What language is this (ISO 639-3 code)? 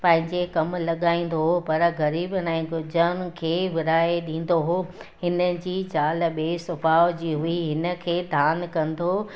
snd